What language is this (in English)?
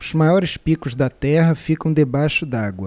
Portuguese